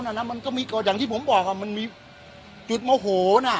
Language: Thai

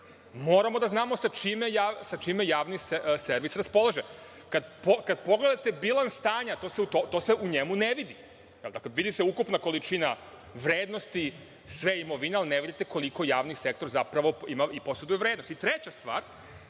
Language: Serbian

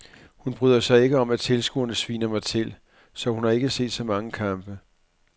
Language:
Danish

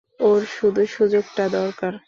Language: Bangla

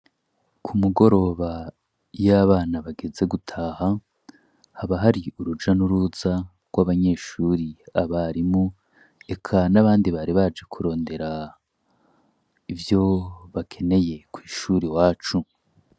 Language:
Rundi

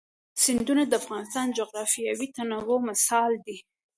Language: Pashto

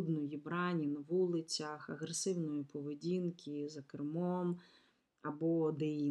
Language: Ukrainian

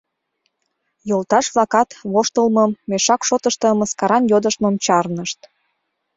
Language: Mari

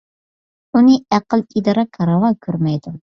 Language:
Uyghur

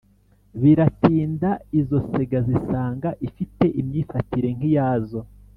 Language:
Kinyarwanda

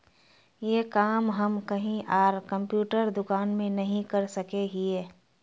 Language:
Magahi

